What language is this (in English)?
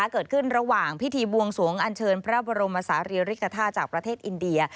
Thai